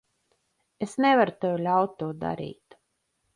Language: Latvian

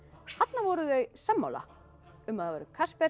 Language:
Icelandic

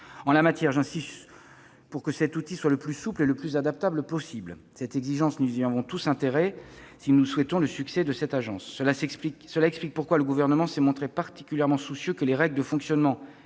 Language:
French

